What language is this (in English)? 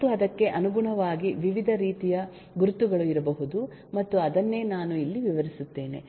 Kannada